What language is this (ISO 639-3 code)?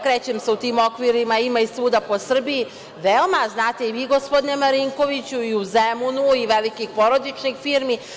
srp